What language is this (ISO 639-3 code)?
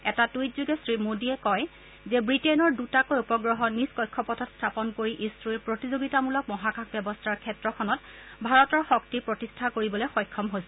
asm